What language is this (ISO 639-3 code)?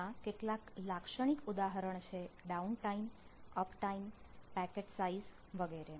guj